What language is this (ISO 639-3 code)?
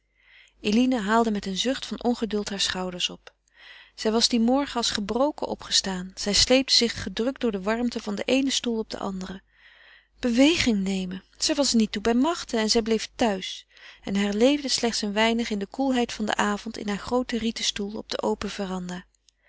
nld